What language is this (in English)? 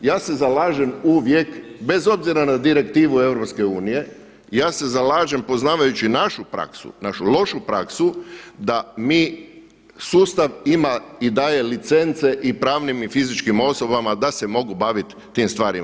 Croatian